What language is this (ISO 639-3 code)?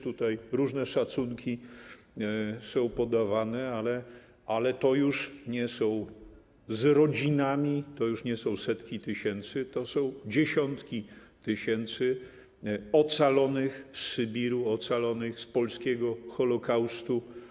pol